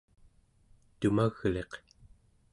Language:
Central Yupik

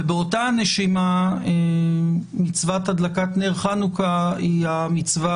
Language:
Hebrew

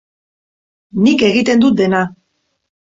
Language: Basque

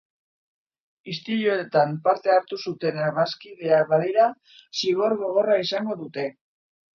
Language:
Basque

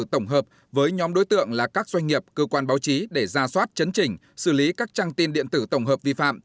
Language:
Vietnamese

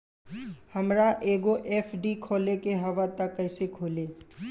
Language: Bhojpuri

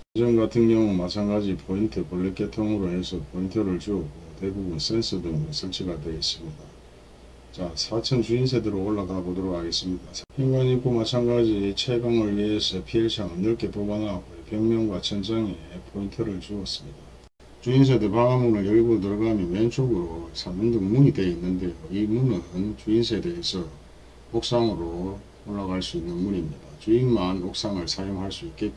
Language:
Korean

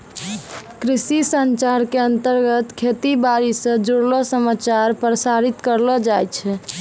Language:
Maithili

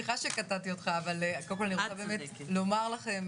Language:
Hebrew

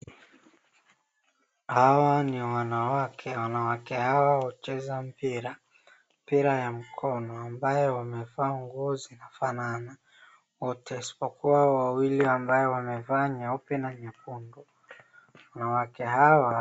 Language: Swahili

